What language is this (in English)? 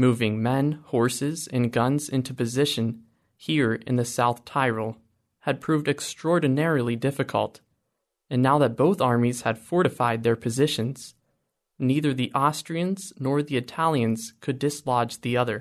English